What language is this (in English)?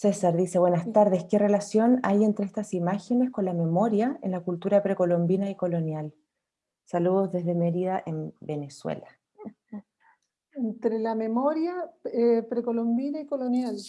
Spanish